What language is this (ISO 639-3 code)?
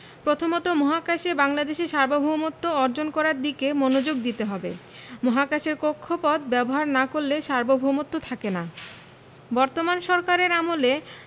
ben